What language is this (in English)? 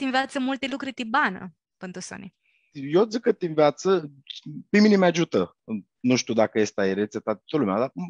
Romanian